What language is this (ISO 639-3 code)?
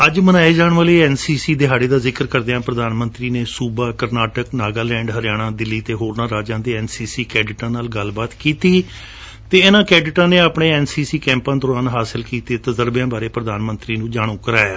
pan